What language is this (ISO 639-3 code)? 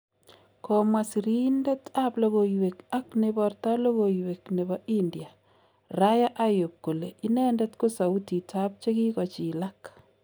kln